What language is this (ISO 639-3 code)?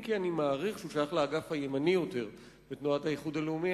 heb